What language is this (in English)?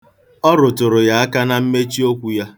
Igbo